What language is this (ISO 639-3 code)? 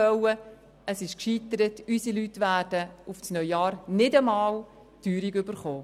gsw